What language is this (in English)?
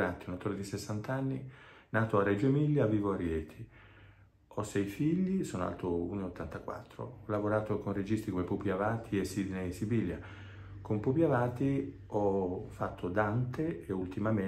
Italian